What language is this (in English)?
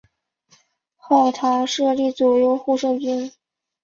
Chinese